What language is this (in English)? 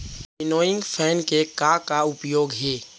Chhattisgarhi